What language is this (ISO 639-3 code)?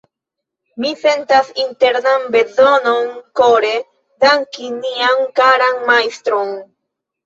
epo